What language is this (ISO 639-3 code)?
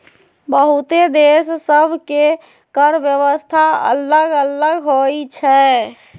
mag